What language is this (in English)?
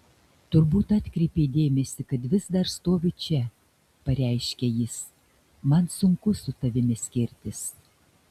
Lithuanian